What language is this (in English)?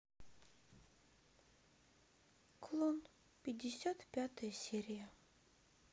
Russian